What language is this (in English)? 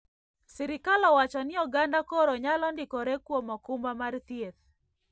Luo (Kenya and Tanzania)